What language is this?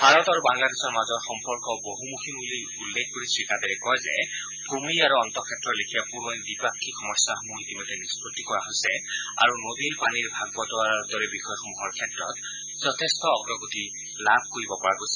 Assamese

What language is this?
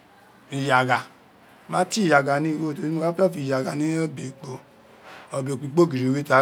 Isekiri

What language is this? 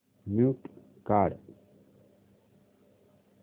Marathi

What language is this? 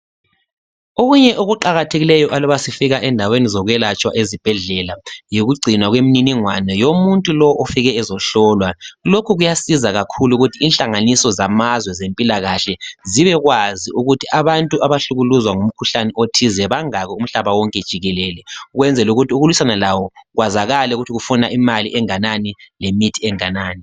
North Ndebele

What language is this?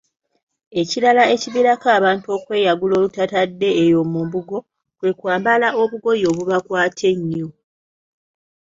Ganda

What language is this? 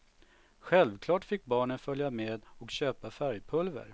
Swedish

